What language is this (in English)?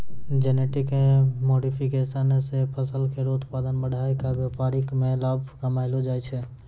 Maithili